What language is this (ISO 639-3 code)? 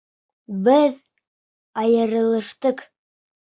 bak